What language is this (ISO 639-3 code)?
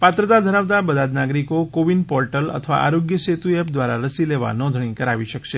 guj